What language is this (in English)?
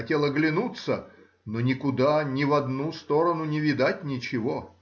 Russian